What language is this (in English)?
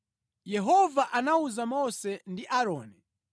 Nyanja